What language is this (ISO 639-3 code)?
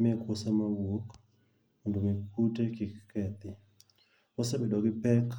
luo